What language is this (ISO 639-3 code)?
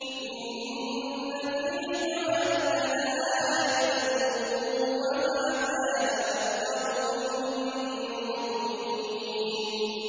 ara